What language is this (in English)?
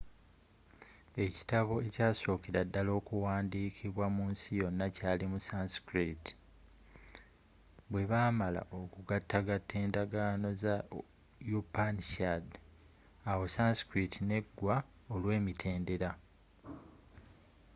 Ganda